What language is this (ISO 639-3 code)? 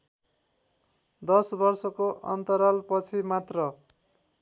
nep